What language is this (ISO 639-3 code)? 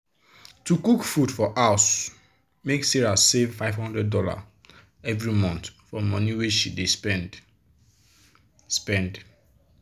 pcm